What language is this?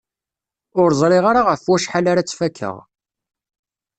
Kabyle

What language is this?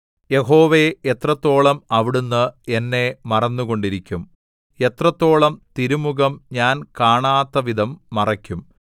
Malayalam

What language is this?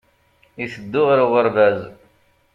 Kabyle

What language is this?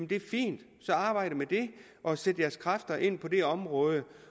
Danish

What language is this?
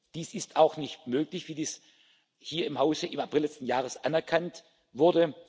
German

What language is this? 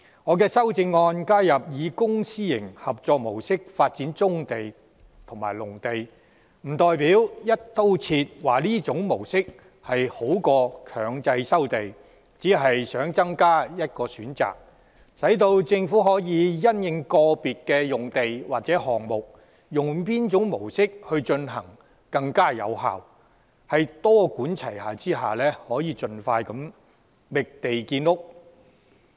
Cantonese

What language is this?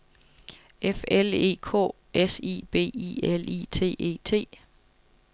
Danish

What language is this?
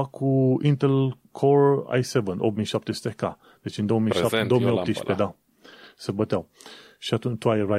Romanian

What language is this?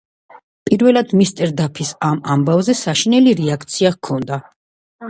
Georgian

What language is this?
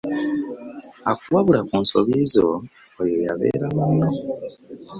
Ganda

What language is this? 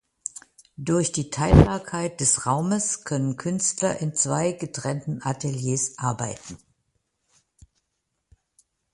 German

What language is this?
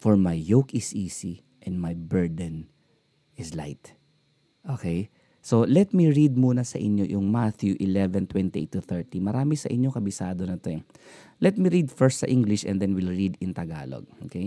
Filipino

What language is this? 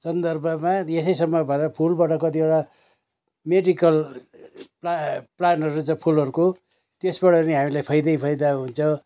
Nepali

